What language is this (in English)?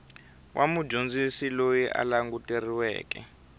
Tsonga